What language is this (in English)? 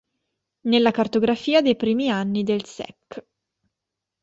Italian